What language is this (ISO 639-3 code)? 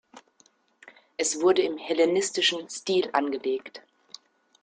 deu